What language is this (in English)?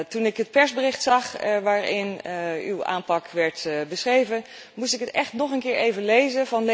Dutch